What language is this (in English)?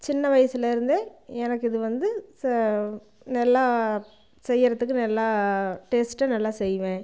Tamil